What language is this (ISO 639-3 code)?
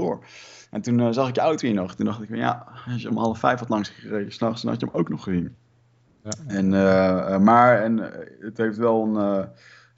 nld